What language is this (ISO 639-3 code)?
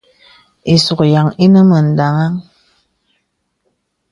beb